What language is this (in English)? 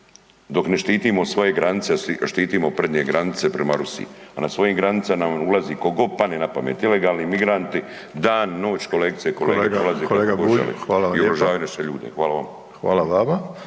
Croatian